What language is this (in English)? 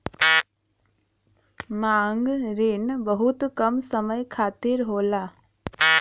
Bhojpuri